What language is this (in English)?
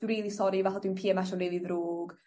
Welsh